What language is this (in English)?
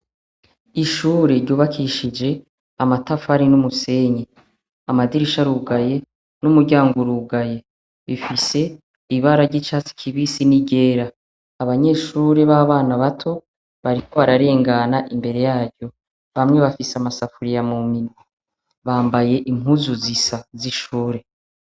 Rundi